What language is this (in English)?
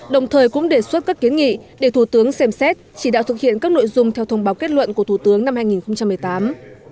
Vietnamese